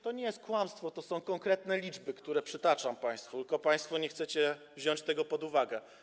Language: Polish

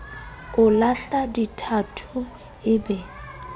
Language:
Southern Sotho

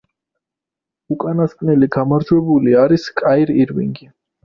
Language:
Georgian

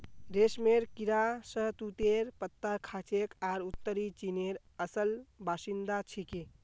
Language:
Magahi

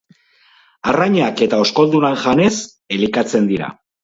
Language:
Basque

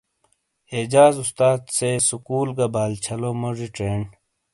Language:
Shina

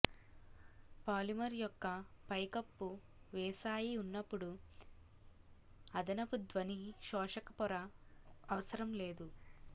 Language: Telugu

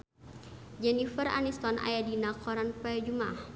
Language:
Sundanese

